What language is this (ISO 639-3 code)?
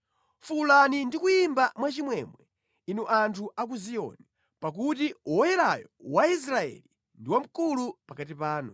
nya